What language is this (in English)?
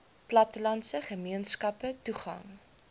Afrikaans